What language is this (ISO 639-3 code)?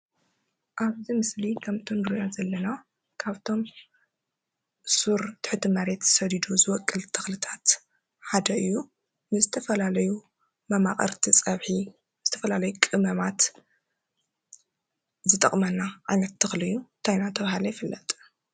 tir